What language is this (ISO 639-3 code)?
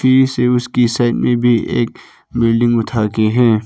hin